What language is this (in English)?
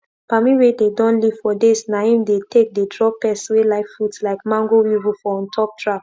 Nigerian Pidgin